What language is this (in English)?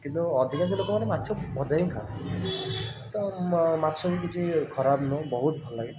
Odia